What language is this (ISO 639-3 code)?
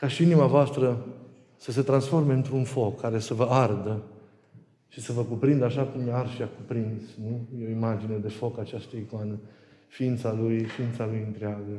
ron